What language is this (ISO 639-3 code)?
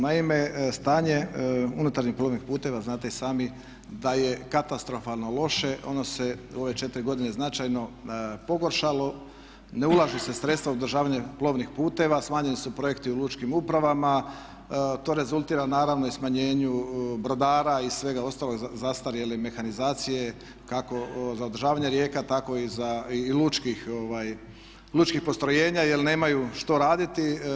hrv